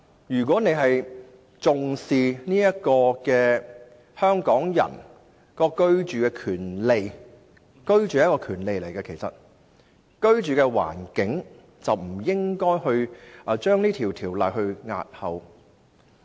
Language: Cantonese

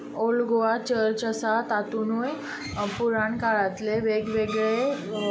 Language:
Konkani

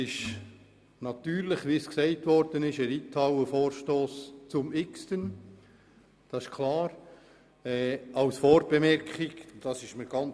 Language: Swiss German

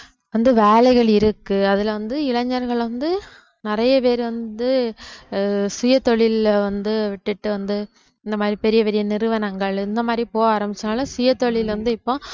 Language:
Tamil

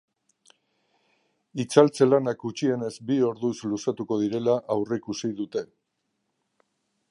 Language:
Basque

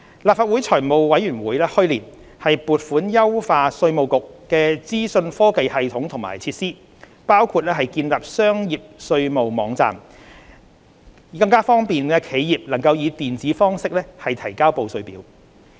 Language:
Cantonese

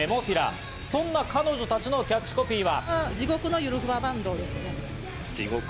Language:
Japanese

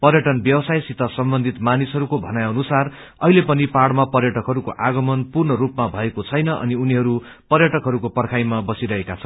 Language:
Nepali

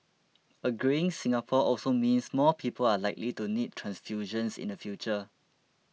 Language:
English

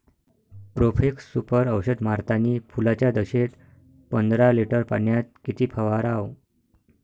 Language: Marathi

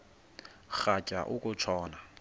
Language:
Xhosa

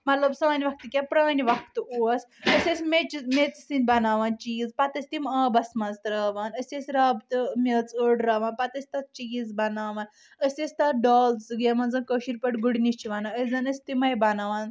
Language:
Kashmiri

